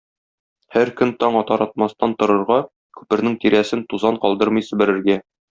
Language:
Tatar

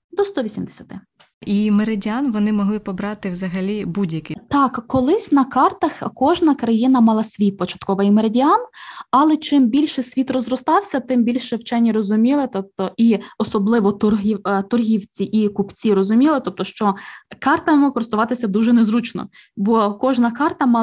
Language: Ukrainian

